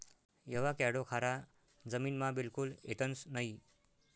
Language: Marathi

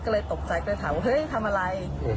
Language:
Thai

